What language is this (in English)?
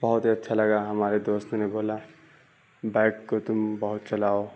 Urdu